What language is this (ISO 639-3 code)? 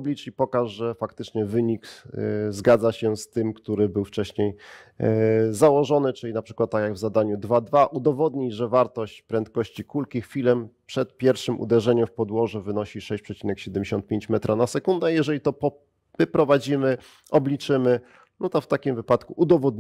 pol